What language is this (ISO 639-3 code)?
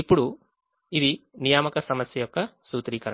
tel